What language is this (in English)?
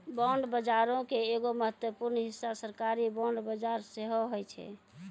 Maithili